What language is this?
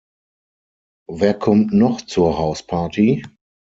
German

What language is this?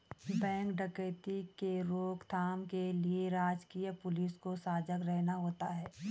Hindi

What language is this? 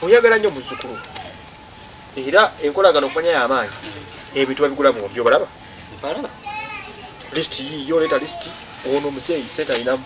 Indonesian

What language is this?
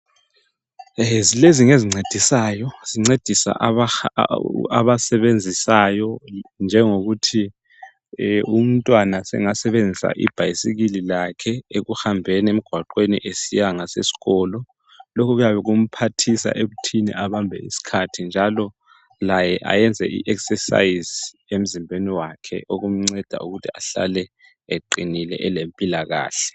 North Ndebele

